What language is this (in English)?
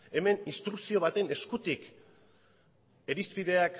Basque